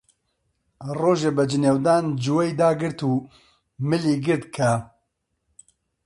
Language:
Central Kurdish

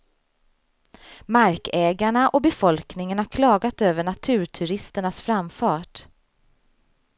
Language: Swedish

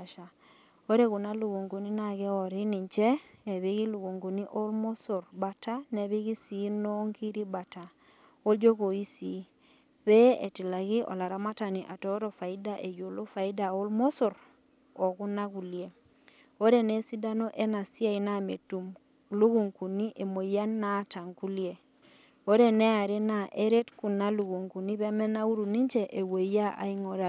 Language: Masai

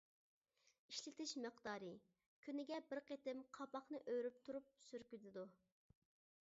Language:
Uyghur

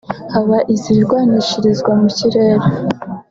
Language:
Kinyarwanda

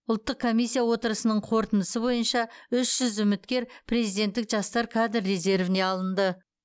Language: Kazakh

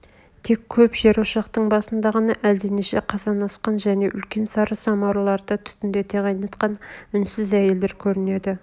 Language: Kazakh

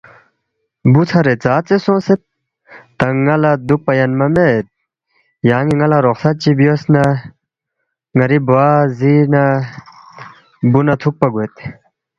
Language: Balti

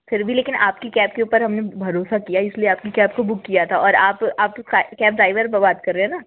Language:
Hindi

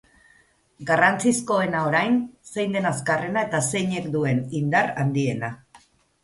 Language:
Basque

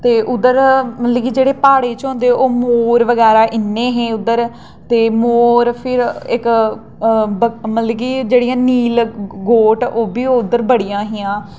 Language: Dogri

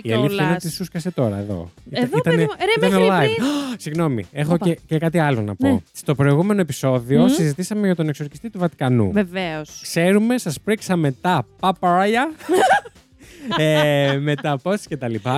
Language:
Greek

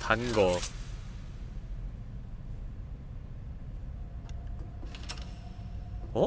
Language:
Korean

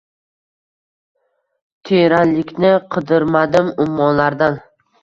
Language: Uzbek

